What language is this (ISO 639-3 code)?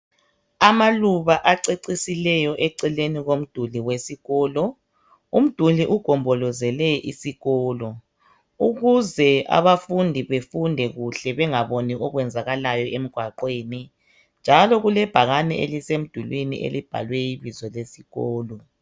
nde